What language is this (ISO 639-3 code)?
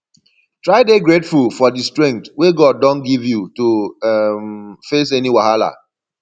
pcm